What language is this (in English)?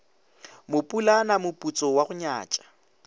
Northern Sotho